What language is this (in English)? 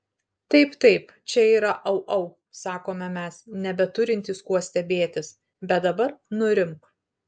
Lithuanian